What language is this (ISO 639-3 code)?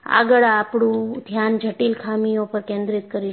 guj